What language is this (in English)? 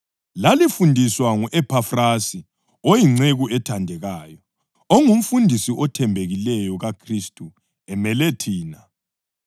North Ndebele